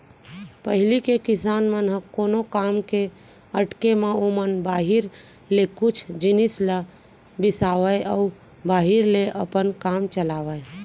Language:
Chhattisgarhi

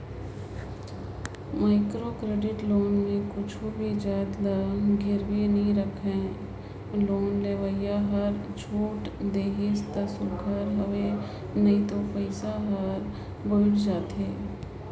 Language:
Chhattisgarhi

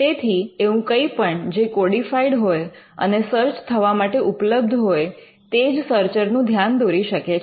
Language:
Gujarati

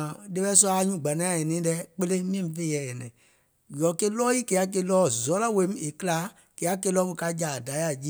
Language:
Gola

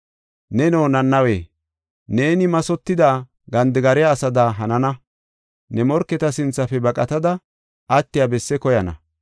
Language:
Gofa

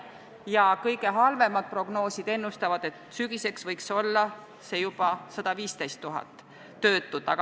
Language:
Estonian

